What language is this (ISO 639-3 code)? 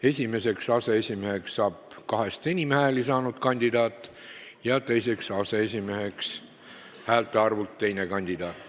est